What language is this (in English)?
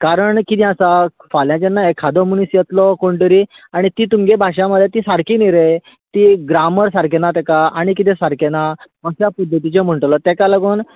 Konkani